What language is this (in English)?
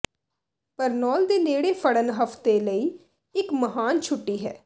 Punjabi